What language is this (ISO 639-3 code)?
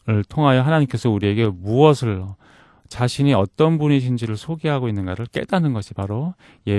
kor